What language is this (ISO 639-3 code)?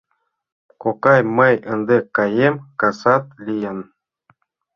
chm